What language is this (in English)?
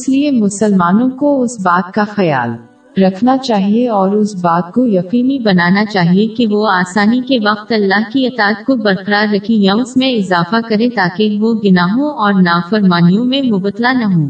Urdu